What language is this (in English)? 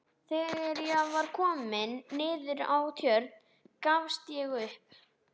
Icelandic